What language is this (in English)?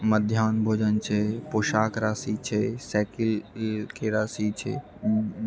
Maithili